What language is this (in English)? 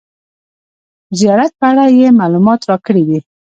Pashto